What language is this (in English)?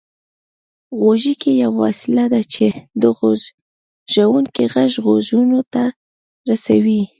Pashto